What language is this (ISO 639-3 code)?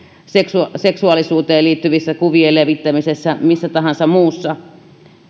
fin